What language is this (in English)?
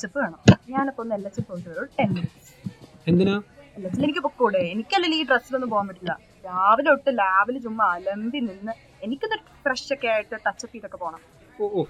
Malayalam